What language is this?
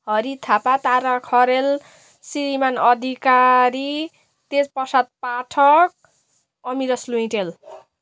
Nepali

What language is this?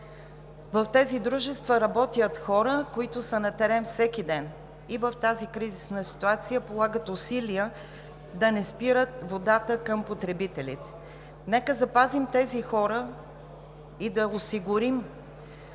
Bulgarian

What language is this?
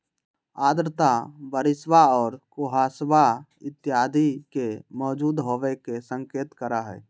Magahi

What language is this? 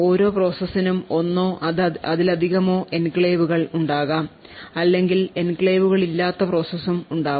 Malayalam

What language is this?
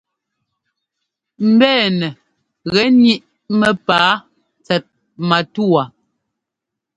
Ngomba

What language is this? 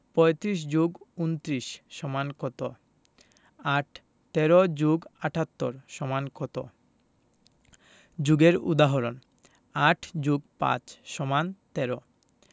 Bangla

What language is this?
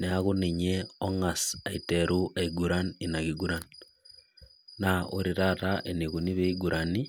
Masai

